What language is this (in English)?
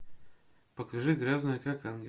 Russian